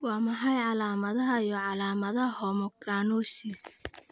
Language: Somali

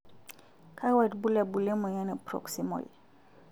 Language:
Masai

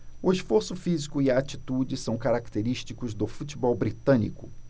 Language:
Portuguese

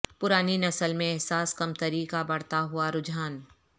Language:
Urdu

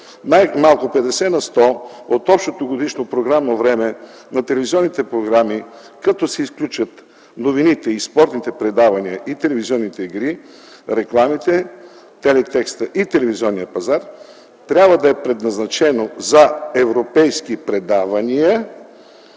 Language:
Bulgarian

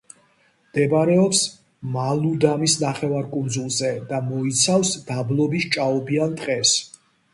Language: Georgian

